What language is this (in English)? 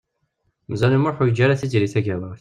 Kabyle